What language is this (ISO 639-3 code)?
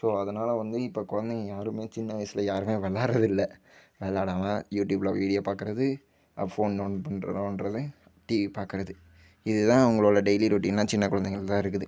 tam